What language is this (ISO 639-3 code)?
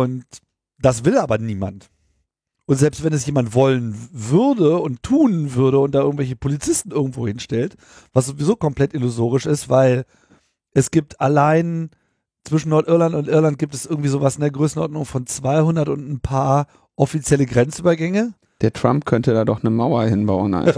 deu